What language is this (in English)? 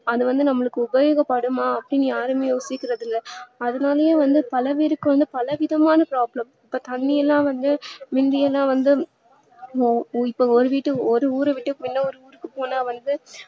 Tamil